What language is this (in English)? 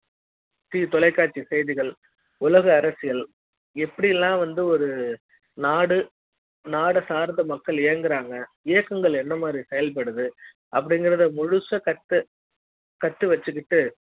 Tamil